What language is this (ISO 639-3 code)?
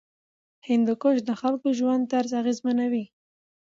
pus